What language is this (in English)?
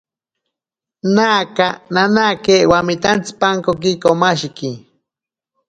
Ashéninka Perené